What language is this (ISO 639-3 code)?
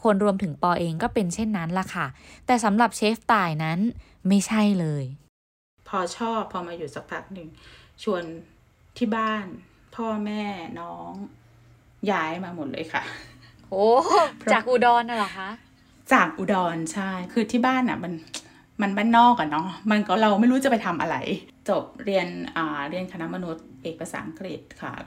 tha